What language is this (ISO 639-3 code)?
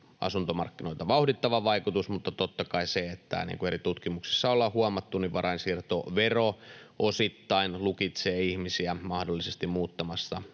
fin